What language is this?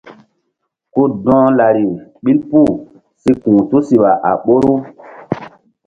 Mbum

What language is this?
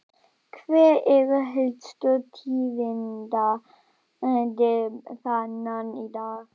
Icelandic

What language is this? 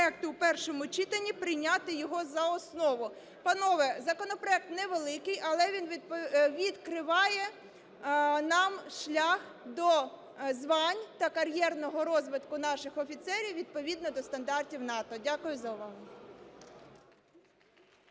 Ukrainian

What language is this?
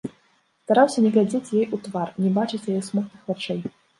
Belarusian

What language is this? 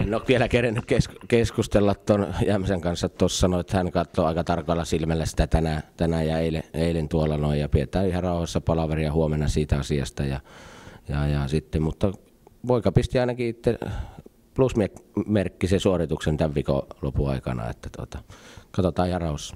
Finnish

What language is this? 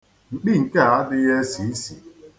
Igbo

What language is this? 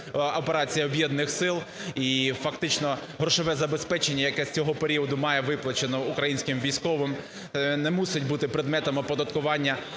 Ukrainian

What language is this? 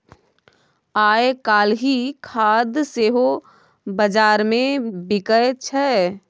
Maithili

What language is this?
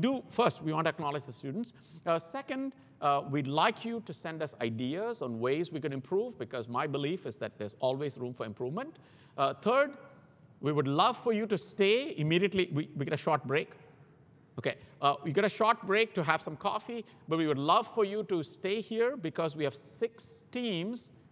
English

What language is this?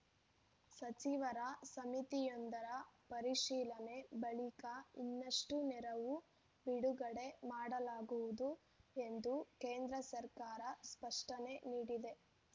Kannada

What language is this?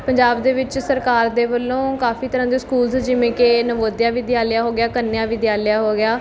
Punjabi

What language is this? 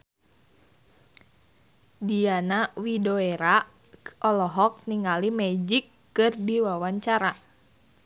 Sundanese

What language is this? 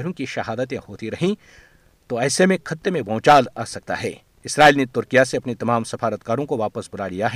Urdu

